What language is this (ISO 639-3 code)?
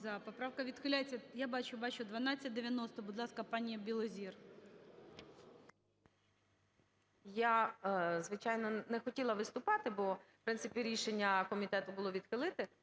ukr